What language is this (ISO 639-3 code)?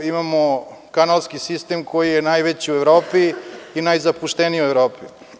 srp